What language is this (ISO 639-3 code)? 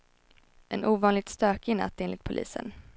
swe